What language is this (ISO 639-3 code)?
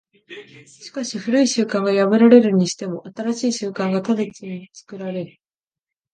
jpn